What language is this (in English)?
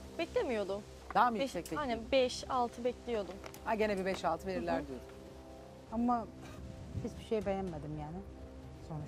Turkish